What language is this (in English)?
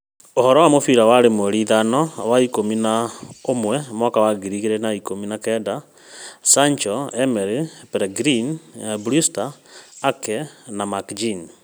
Kikuyu